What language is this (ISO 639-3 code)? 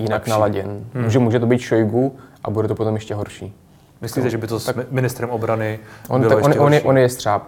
ces